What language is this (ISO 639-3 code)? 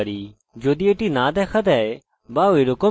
ben